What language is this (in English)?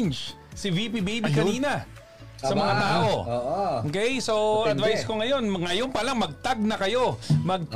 Filipino